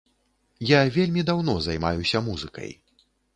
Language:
Belarusian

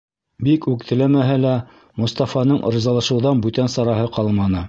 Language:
Bashkir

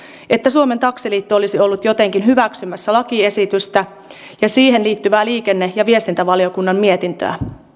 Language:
Finnish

